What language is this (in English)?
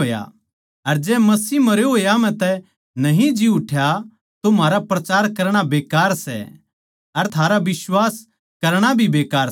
Haryanvi